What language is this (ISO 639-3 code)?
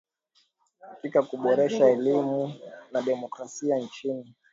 swa